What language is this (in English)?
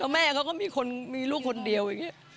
Thai